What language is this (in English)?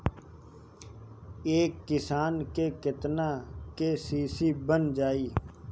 Bhojpuri